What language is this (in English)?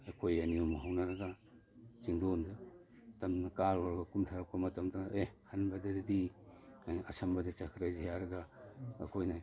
Manipuri